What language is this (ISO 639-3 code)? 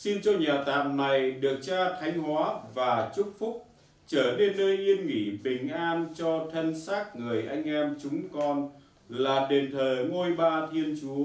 vie